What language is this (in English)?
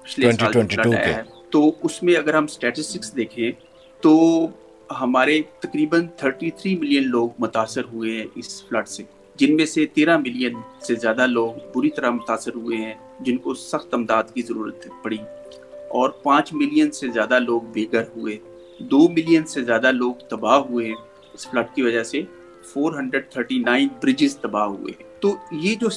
Urdu